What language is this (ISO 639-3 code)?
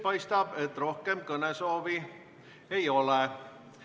est